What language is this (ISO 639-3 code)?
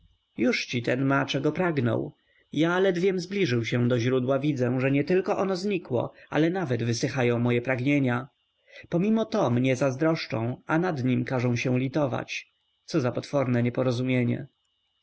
pol